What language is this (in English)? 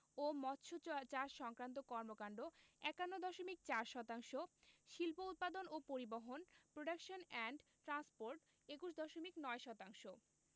Bangla